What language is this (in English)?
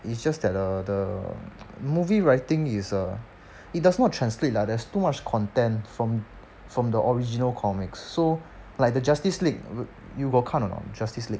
English